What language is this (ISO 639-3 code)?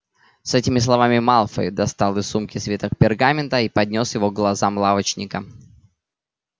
rus